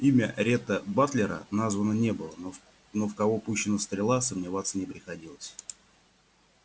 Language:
Russian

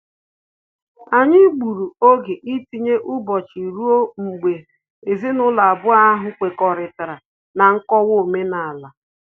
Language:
Igbo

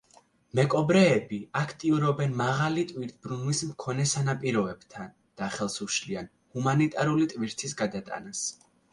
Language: Georgian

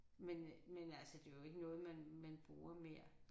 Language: Danish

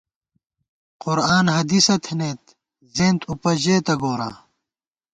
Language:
Gawar-Bati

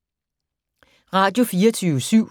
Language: Danish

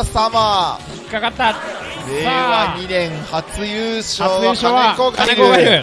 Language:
Japanese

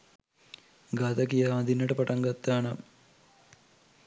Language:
Sinhala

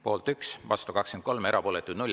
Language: Estonian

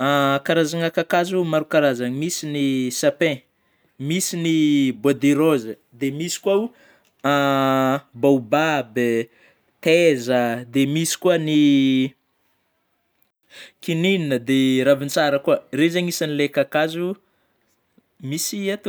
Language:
Northern Betsimisaraka Malagasy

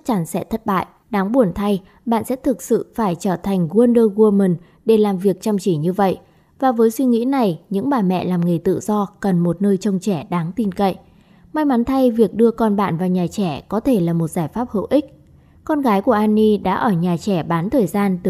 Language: Vietnamese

